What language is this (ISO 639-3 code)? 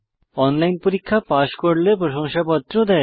ben